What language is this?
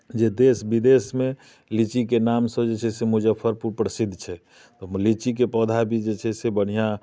Maithili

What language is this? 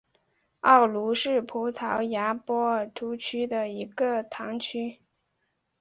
Chinese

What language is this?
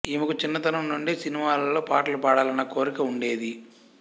Telugu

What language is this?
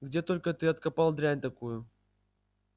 Russian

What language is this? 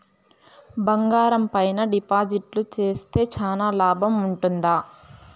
Telugu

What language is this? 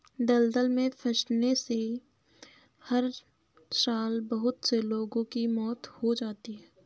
Hindi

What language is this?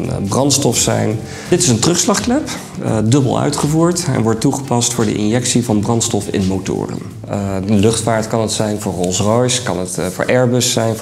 Dutch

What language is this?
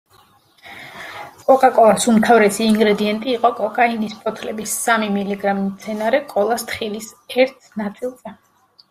Georgian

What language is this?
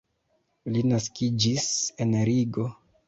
Esperanto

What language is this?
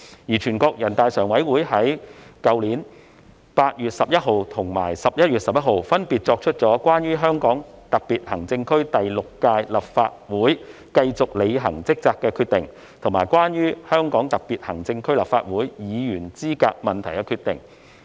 Cantonese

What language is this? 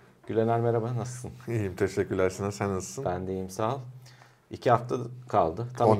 Turkish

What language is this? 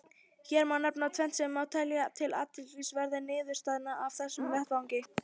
Icelandic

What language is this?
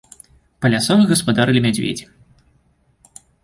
Belarusian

